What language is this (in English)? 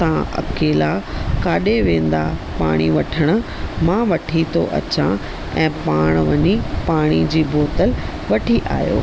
Sindhi